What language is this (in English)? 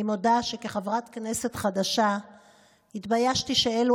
Hebrew